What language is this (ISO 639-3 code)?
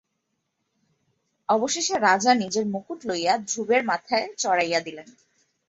ben